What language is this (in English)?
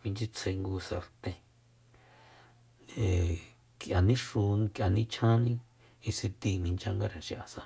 Soyaltepec Mazatec